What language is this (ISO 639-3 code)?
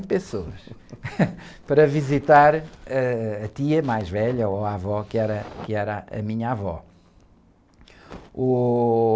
por